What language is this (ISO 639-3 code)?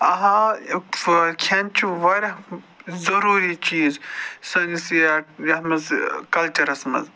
kas